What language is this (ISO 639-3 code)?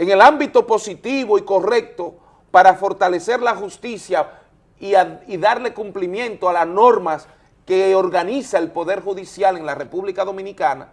spa